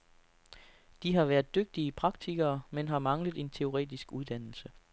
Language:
Danish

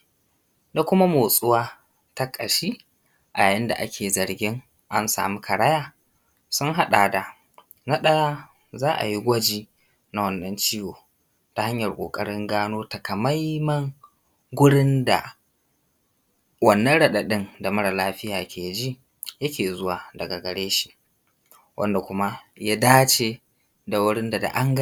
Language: Hausa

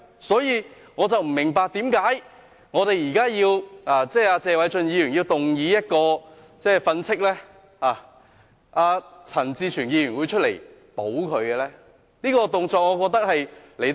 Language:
Cantonese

